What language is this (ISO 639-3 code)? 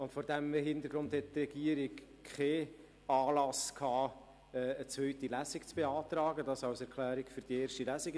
gsw